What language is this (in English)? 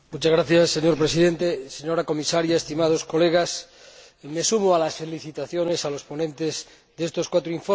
Spanish